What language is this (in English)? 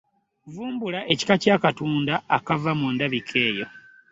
Ganda